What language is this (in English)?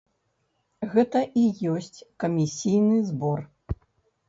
Belarusian